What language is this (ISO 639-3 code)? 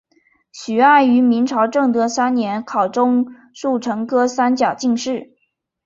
zho